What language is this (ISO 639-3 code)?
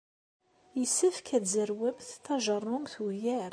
kab